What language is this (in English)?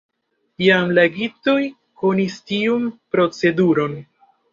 Esperanto